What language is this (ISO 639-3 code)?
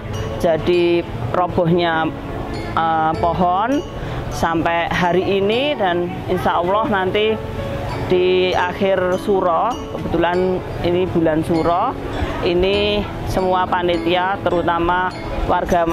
ind